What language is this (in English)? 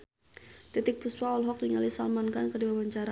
Sundanese